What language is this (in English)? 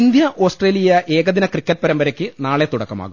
Malayalam